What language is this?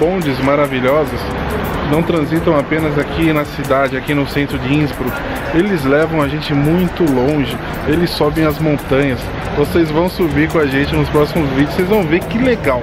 Portuguese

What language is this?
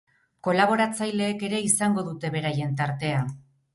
Basque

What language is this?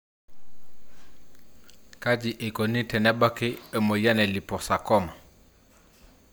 Masai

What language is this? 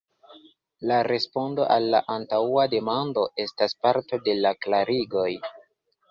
Esperanto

